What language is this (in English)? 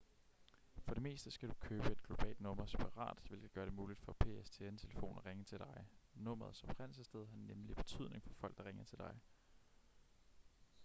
Danish